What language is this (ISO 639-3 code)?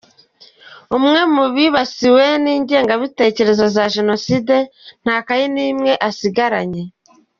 kin